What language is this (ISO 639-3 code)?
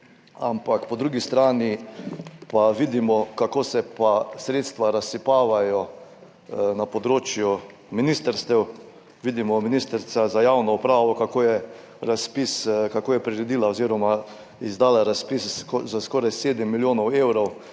slv